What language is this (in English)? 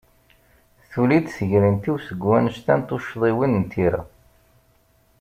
Kabyle